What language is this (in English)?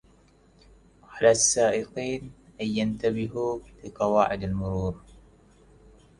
Arabic